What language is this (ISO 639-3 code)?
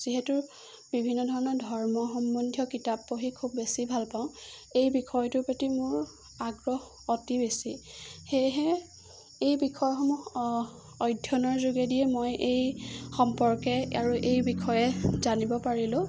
asm